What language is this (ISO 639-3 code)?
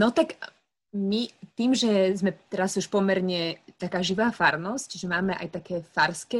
slk